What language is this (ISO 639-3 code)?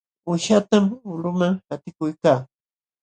qxw